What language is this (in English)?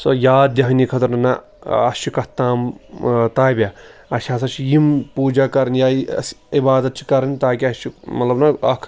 Kashmiri